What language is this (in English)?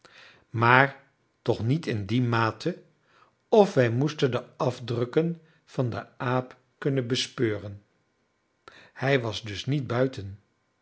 Dutch